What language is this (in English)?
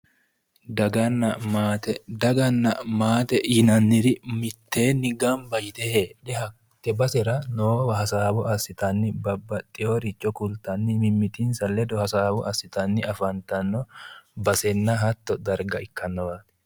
Sidamo